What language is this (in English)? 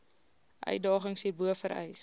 Afrikaans